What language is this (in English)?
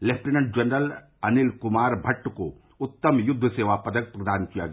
Hindi